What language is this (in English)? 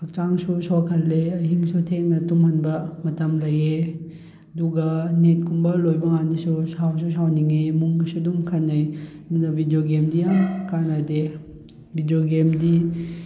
Manipuri